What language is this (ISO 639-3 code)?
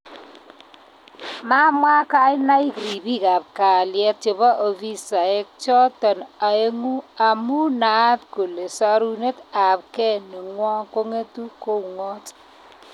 kln